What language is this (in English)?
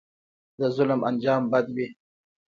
Pashto